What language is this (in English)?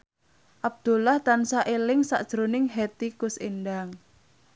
Javanese